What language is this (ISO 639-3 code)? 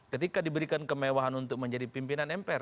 ind